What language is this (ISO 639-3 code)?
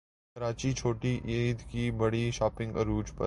urd